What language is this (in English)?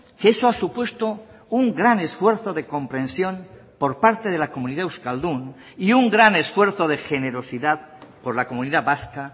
Spanish